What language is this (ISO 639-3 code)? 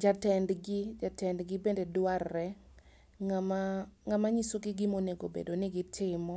luo